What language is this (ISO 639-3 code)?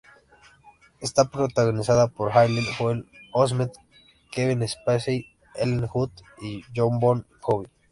spa